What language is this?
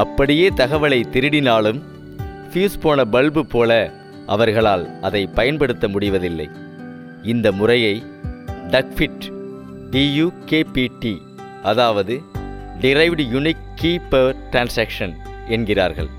Tamil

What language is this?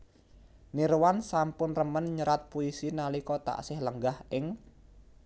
Javanese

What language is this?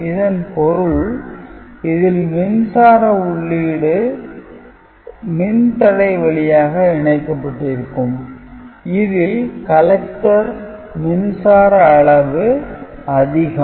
Tamil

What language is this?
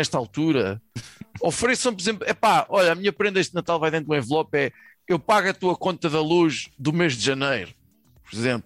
Portuguese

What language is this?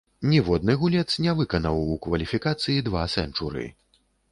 Belarusian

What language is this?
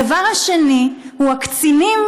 Hebrew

